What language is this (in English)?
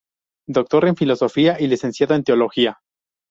Spanish